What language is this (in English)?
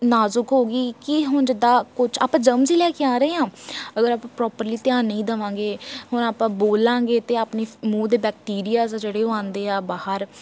Punjabi